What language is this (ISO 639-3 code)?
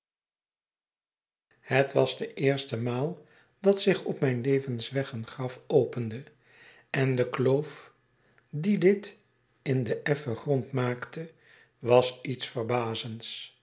nld